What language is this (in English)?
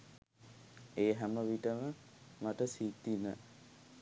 Sinhala